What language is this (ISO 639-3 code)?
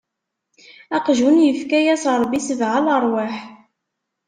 kab